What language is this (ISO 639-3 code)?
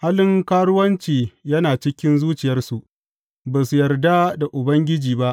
hau